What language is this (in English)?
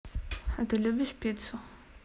Russian